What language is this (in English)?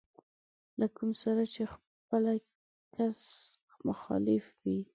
Pashto